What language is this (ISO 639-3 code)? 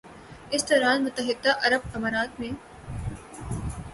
urd